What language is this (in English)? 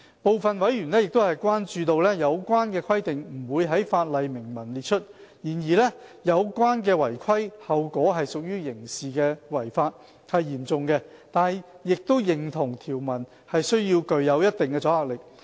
Cantonese